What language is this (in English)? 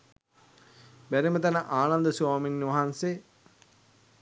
Sinhala